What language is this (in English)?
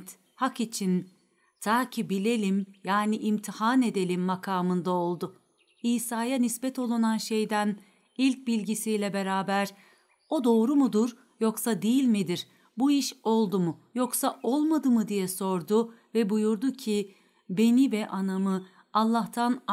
Turkish